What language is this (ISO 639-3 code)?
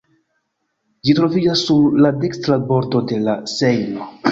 epo